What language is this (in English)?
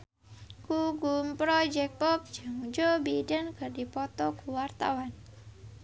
Sundanese